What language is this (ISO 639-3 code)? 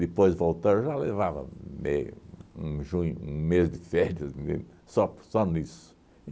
por